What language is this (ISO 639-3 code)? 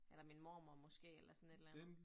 dan